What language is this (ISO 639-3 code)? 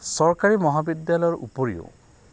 asm